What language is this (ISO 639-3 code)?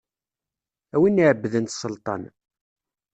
kab